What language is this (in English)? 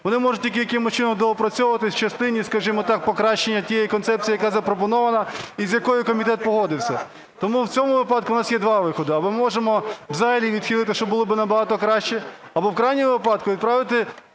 Ukrainian